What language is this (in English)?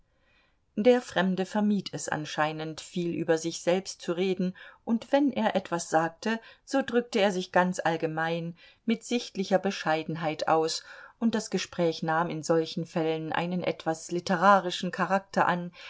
German